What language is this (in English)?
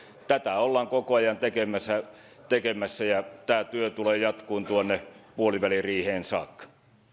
Finnish